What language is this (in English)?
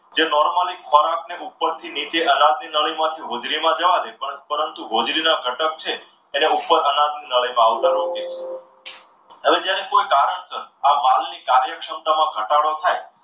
Gujarati